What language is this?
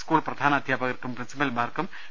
Malayalam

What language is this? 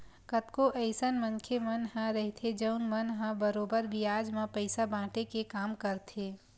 Chhattisgarhi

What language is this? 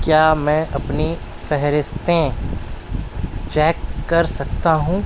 Urdu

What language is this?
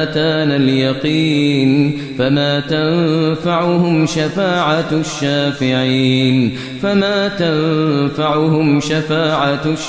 Arabic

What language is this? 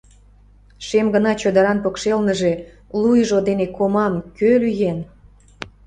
Mari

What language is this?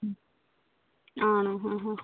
Malayalam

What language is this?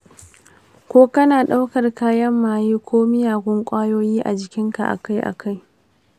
Hausa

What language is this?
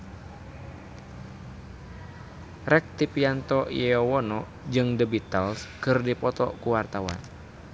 Sundanese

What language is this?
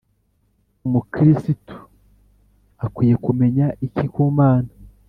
Kinyarwanda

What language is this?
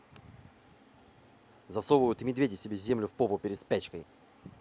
Russian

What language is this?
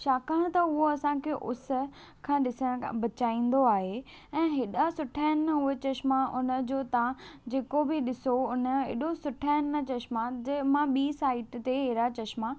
Sindhi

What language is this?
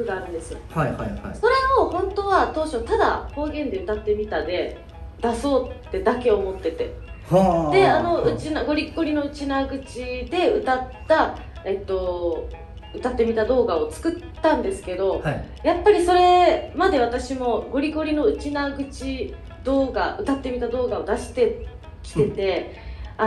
Japanese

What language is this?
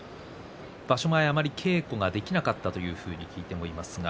Japanese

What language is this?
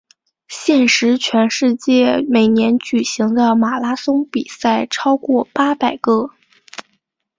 Chinese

